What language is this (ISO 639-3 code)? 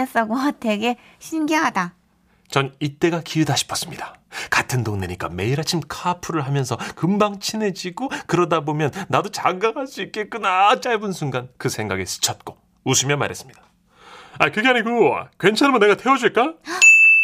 kor